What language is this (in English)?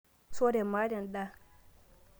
Masai